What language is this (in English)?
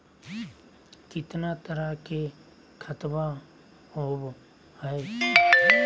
Magahi